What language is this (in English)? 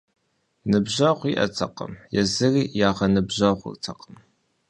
Kabardian